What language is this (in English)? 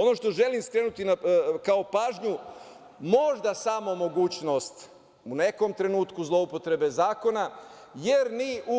Serbian